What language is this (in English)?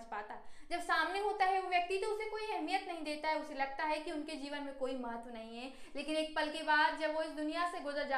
Hindi